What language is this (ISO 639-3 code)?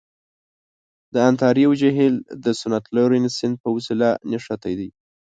pus